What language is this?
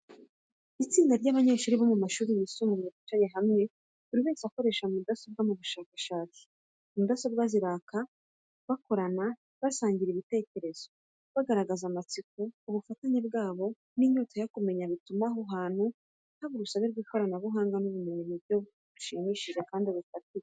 Kinyarwanda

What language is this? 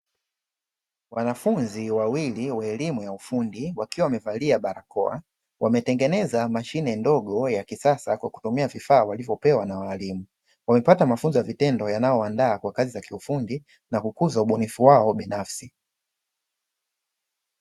Swahili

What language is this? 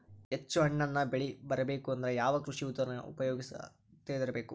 Kannada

